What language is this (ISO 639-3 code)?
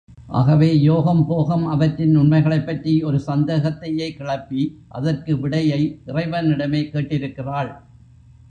tam